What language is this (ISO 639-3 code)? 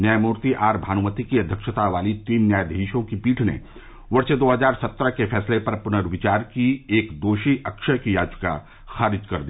hin